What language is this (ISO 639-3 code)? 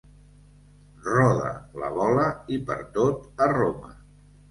cat